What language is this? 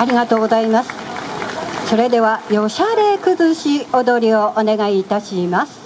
Japanese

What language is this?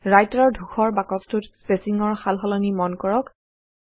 Assamese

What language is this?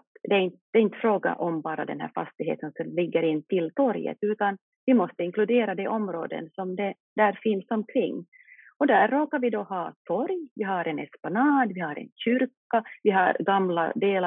Swedish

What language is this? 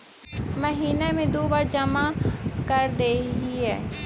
Magahi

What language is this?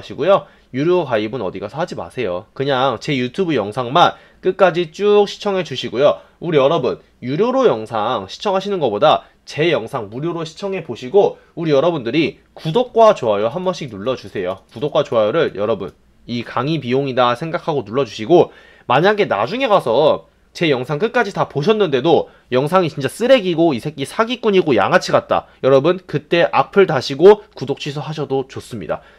Korean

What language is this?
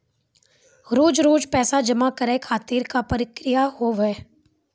Maithili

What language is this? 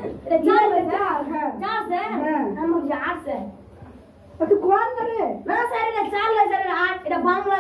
Arabic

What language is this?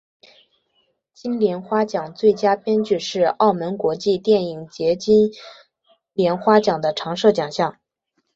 Chinese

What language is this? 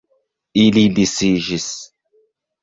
Esperanto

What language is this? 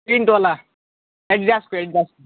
Nepali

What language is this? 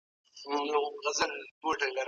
Pashto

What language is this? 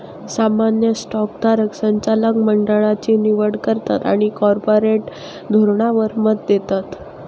Marathi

